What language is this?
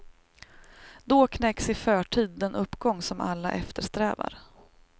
Swedish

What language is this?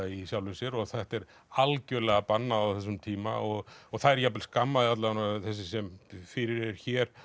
Icelandic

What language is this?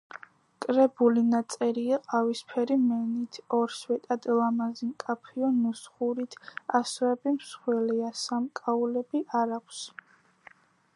Georgian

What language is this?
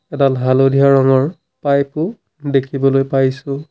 Assamese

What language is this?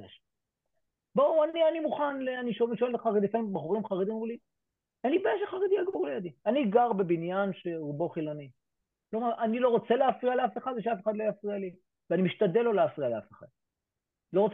Hebrew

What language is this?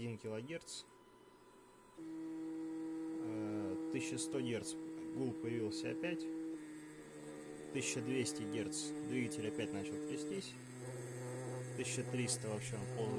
Russian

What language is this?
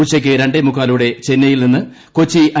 Malayalam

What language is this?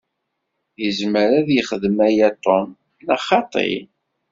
Kabyle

